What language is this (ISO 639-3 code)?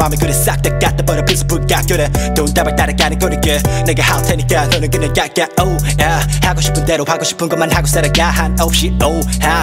kor